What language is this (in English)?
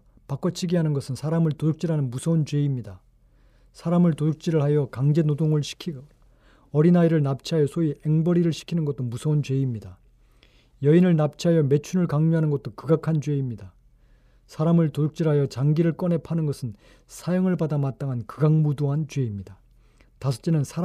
Korean